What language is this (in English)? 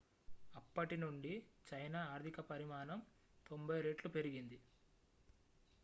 Telugu